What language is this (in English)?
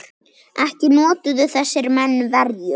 Icelandic